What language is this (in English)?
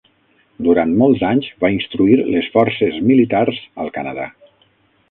Catalan